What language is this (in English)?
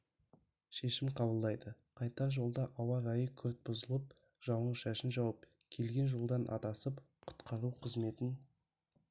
Kazakh